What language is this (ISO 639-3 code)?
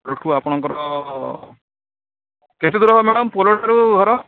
ori